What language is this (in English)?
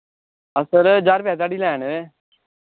Dogri